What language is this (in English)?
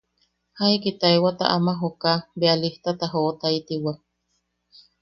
Yaqui